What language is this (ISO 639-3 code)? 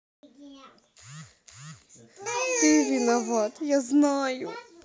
rus